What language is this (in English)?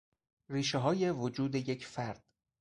Persian